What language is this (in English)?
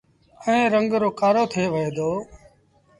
Sindhi Bhil